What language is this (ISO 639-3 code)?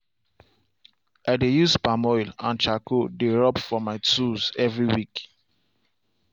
pcm